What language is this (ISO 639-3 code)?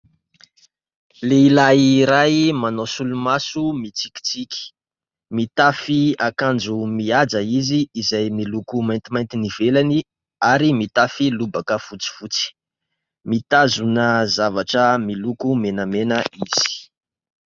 mlg